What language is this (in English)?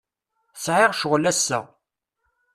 Kabyle